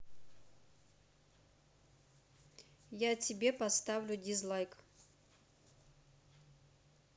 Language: Russian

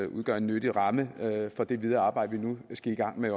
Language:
Danish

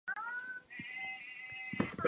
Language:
Chinese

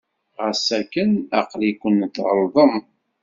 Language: Kabyle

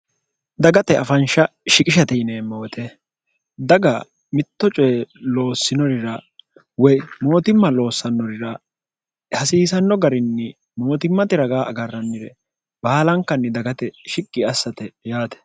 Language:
Sidamo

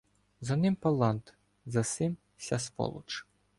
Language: Ukrainian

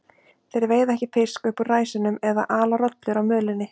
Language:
Icelandic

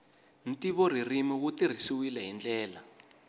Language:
Tsonga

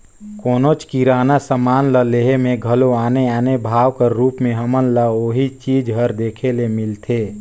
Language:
Chhattisgarhi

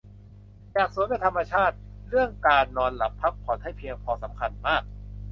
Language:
Thai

